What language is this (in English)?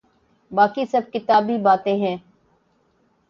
Urdu